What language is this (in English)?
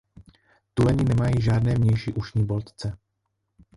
Czech